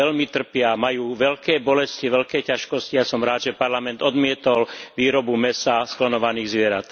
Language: Slovak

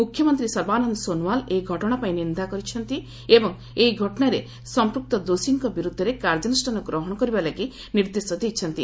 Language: Odia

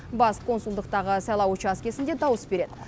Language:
Kazakh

